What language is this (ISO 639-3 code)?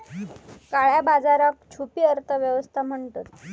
mar